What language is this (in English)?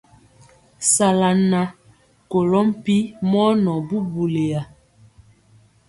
Mpiemo